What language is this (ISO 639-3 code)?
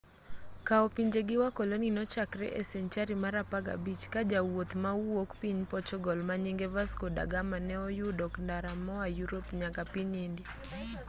luo